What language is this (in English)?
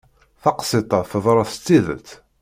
Kabyle